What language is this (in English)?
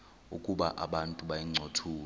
Xhosa